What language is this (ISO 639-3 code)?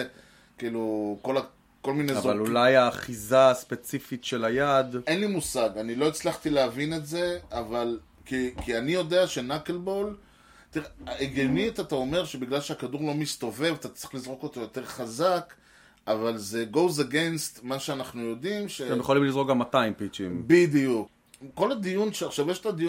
heb